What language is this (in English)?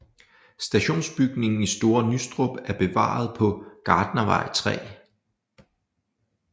Danish